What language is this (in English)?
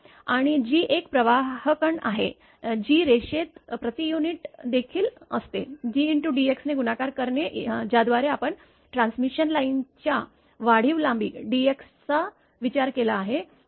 Marathi